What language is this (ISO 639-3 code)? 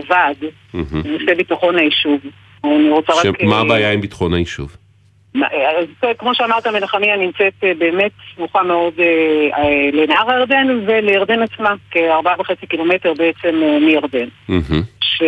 heb